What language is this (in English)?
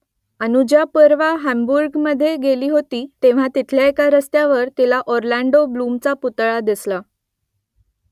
Marathi